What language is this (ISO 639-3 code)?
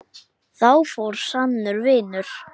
isl